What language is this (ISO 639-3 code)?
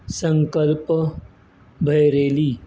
kok